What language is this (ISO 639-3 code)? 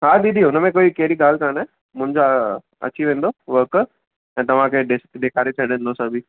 snd